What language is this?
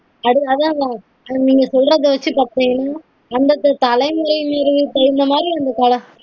Tamil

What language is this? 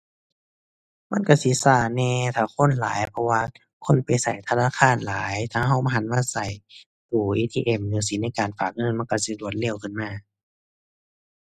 Thai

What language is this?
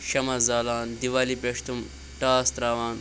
Kashmiri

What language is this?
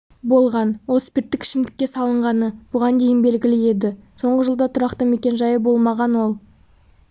Kazakh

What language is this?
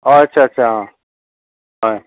Assamese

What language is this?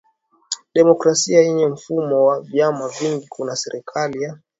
Swahili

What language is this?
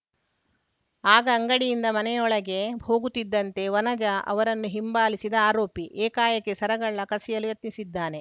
Kannada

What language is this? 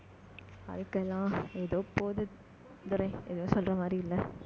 Tamil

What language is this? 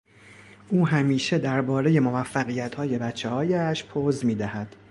Persian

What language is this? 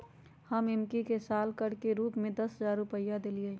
Magahi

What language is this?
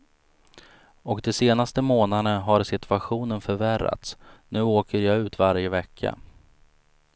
Swedish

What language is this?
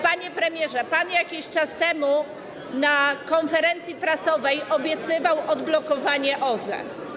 Polish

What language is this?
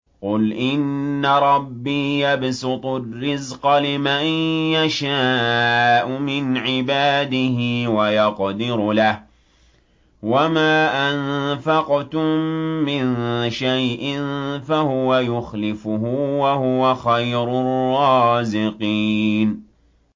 Arabic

